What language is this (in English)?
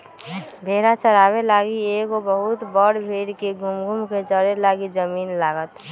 Magahi